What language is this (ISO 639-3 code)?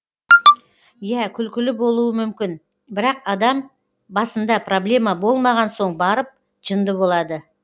kaz